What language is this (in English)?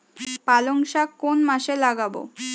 Bangla